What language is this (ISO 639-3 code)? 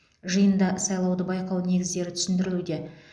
kaz